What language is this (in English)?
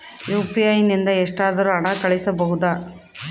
Kannada